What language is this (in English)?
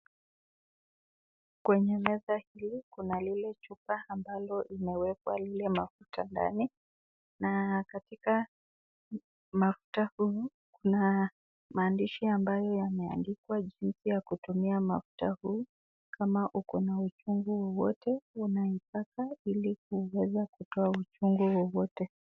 Swahili